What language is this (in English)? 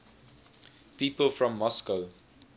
English